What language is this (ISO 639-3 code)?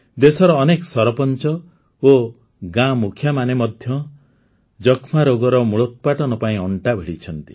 ori